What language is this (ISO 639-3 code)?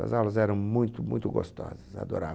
por